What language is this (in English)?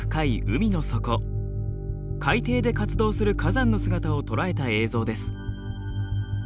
Japanese